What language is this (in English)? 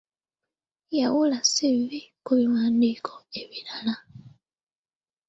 Ganda